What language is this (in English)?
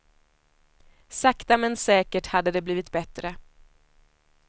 Swedish